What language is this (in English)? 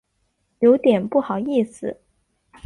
Chinese